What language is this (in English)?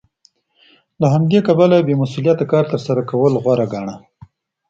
Pashto